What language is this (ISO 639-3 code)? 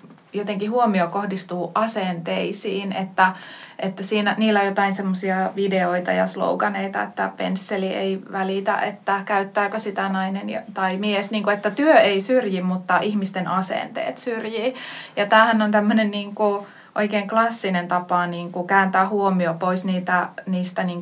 fin